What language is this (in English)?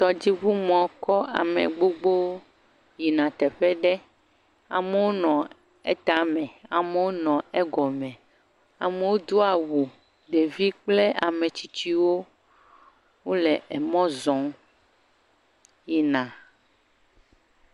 Ewe